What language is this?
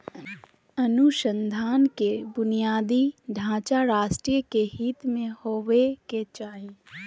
Magahi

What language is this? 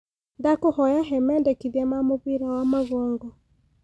Kikuyu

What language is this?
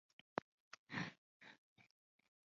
Chinese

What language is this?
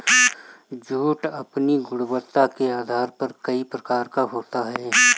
Hindi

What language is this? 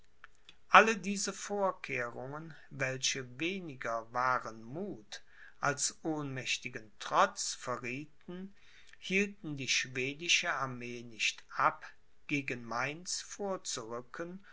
German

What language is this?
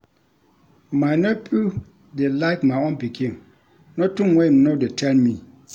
Nigerian Pidgin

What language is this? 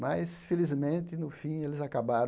Portuguese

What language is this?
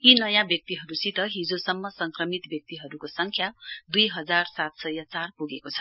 Nepali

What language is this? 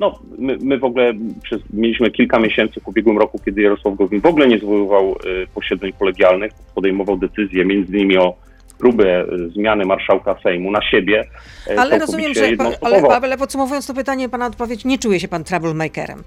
Polish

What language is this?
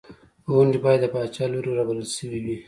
Pashto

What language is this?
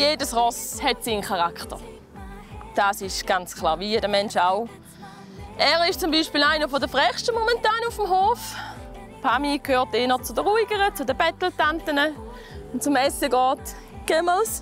German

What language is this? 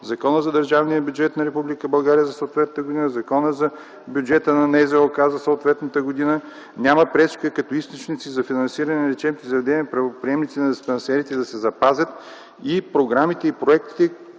Bulgarian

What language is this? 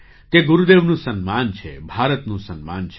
Gujarati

